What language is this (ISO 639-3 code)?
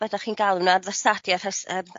cym